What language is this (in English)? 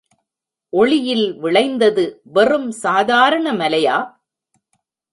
Tamil